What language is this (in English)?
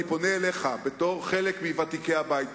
Hebrew